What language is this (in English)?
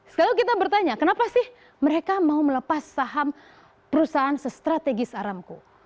Indonesian